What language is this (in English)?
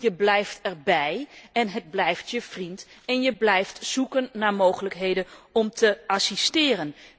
Dutch